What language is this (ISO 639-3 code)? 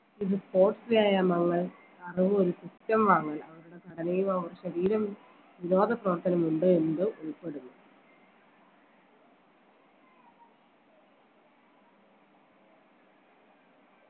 mal